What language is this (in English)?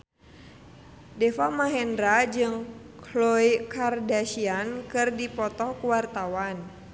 Sundanese